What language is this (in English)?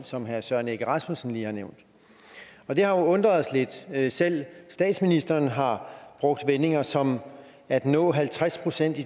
Danish